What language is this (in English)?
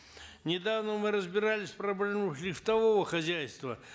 Kazakh